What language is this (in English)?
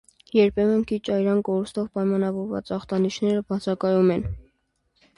Armenian